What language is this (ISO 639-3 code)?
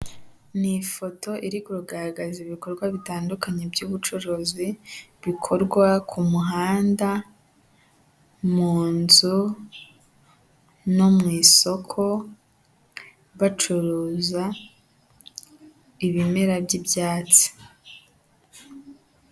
kin